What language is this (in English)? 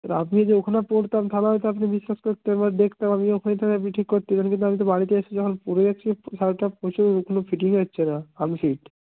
Bangla